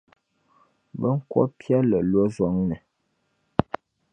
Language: Dagbani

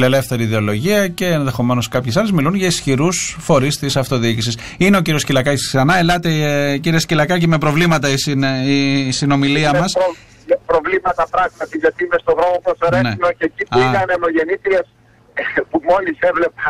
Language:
Greek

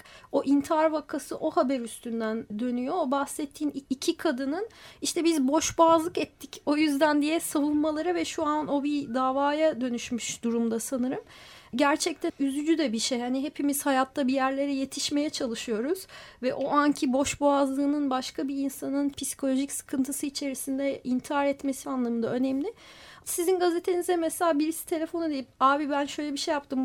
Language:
Turkish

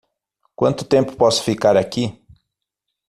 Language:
Portuguese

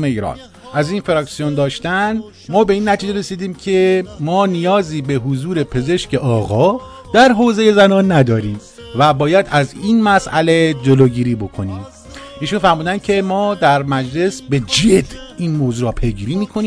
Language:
Persian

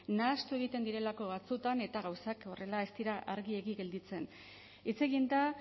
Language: Basque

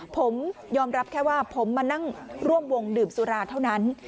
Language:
Thai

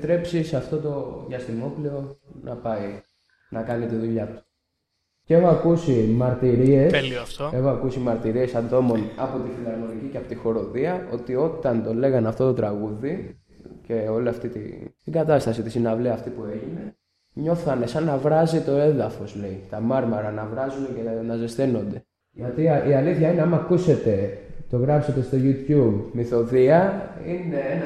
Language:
Greek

